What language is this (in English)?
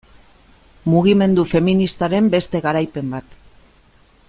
Basque